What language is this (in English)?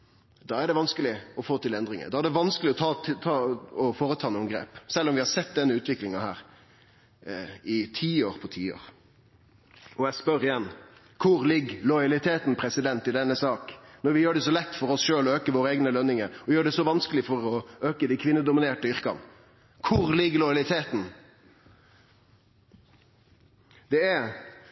Norwegian Nynorsk